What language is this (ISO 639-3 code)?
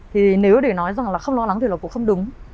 vie